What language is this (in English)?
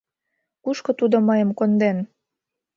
Mari